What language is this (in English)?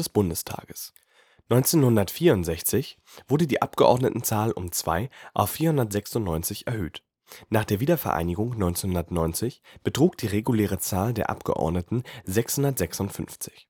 German